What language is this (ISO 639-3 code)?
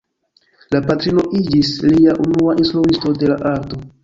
epo